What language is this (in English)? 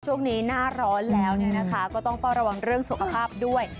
Thai